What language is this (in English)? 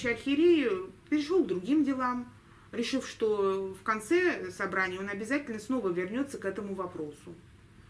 Russian